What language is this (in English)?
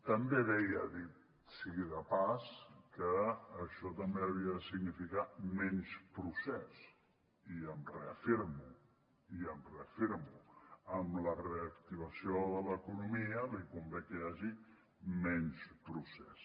Catalan